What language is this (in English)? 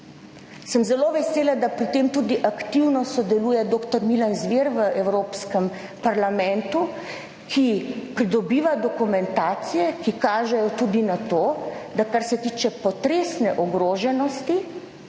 Slovenian